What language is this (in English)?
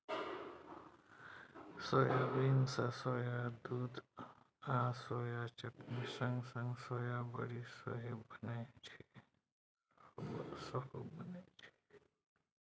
Maithili